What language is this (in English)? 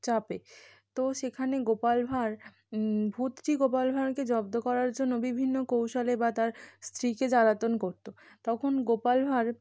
Bangla